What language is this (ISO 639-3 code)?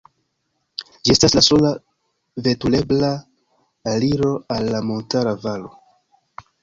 epo